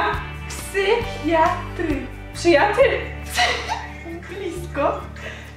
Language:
Polish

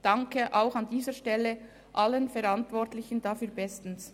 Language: Swiss German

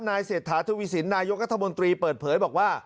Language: Thai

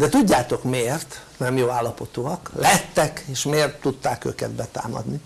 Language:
Hungarian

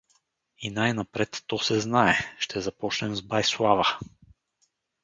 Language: Bulgarian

